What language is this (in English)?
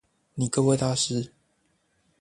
Chinese